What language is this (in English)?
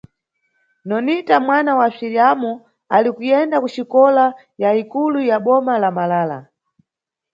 Nyungwe